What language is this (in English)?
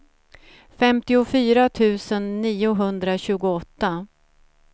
Swedish